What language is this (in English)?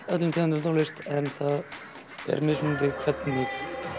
Icelandic